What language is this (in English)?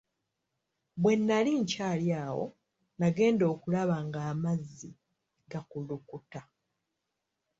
Ganda